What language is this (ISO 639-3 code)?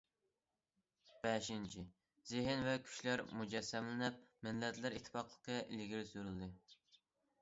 uig